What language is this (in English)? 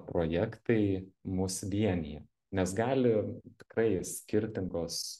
Lithuanian